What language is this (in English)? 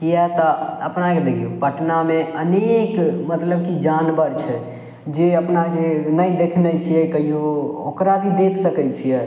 Maithili